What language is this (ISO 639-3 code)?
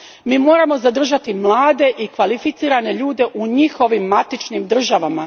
hrv